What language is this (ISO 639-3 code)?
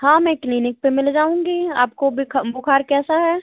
hin